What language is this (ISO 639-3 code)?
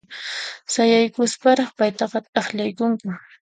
qxp